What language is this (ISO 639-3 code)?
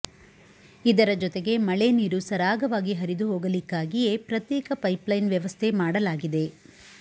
kan